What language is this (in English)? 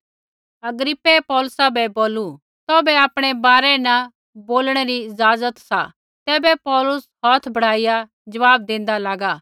Kullu Pahari